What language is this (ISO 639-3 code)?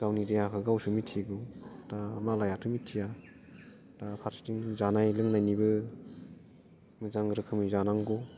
brx